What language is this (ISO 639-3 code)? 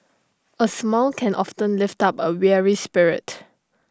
eng